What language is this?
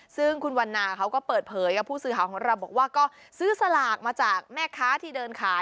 Thai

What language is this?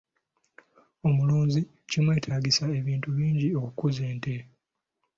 Ganda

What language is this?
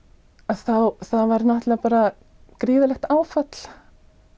Icelandic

